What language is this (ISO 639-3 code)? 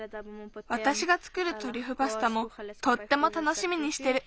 jpn